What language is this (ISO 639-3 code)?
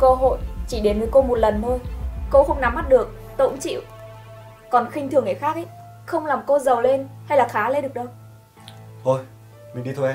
vie